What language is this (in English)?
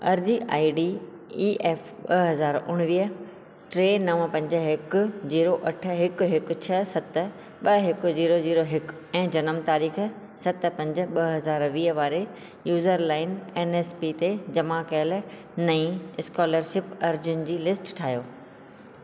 Sindhi